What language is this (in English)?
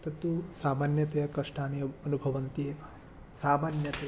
Sanskrit